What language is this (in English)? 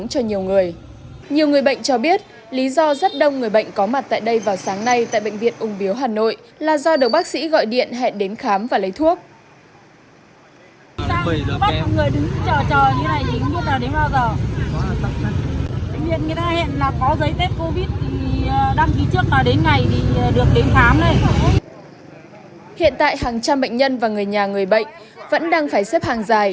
Vietnamese